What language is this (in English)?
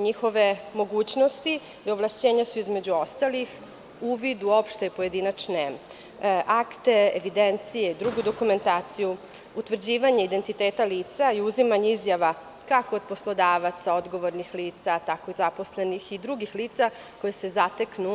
Serbian